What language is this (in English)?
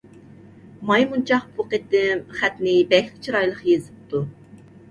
Uyghur